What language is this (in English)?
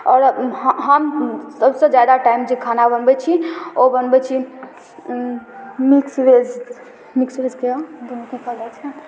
Maithili